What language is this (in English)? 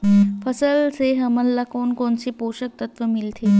Chhattisgarhi